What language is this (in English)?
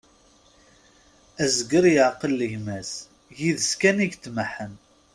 Kabyle